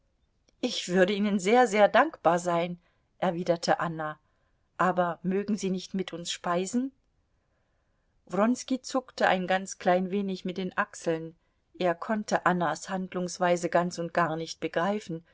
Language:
German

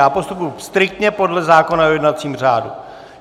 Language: Czech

